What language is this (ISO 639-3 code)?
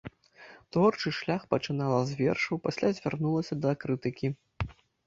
bel